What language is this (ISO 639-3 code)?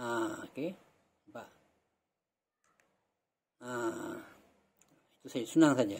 msa